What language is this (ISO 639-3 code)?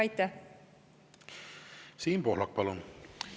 est